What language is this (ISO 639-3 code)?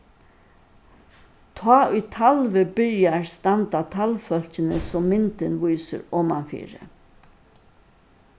fao